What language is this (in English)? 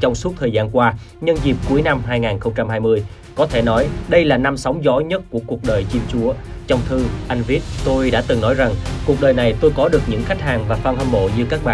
Vietnamese